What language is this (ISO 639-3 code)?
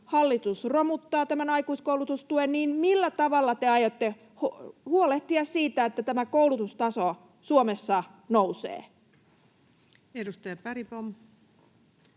fin